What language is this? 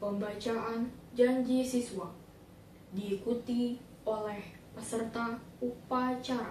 Indonesian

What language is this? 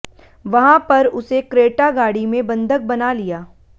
Hindi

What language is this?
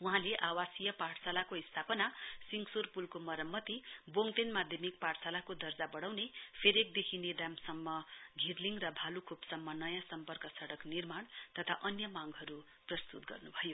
Nepali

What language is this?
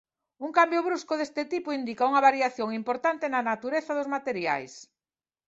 Galician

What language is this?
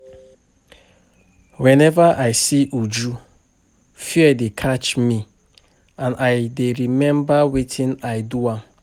Nigerian Pidgin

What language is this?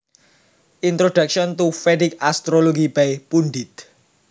Javanese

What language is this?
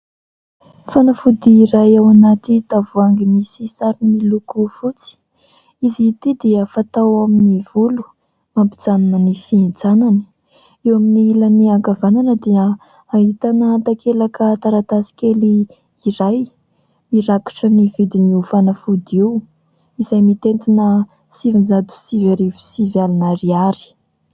Malagasy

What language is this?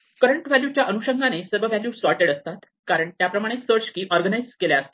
Marathi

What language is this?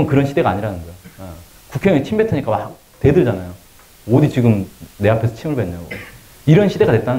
Korean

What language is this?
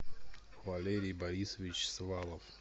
Russian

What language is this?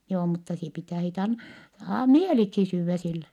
Finnish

